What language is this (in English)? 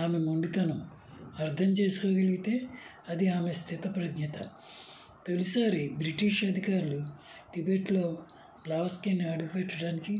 Telugu